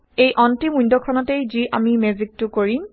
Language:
Assamese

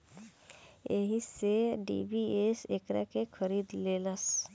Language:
Bhojpuri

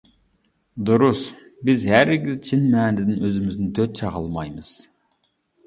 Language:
Uyghur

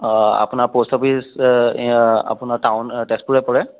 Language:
Assamese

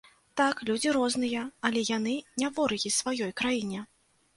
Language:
Belarusian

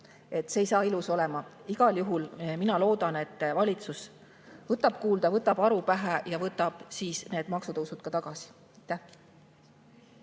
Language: Estonian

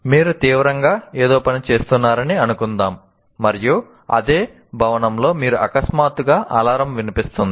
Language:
Telugu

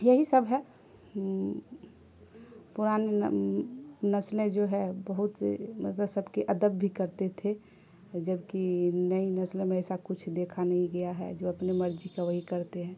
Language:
Urdu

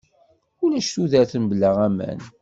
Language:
Kabyle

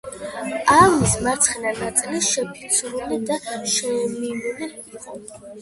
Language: Georgian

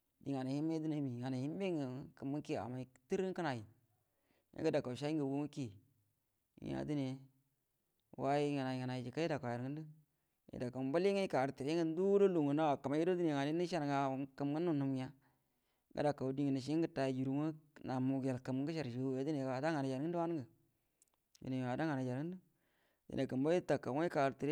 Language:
Buduma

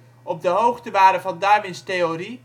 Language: Dutch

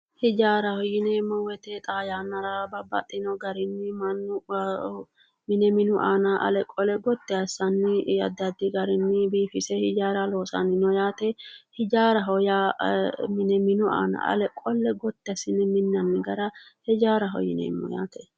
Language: Sidamo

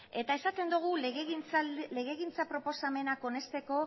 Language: Basque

